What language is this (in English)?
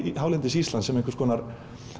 Icelandic